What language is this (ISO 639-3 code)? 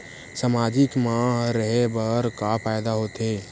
hne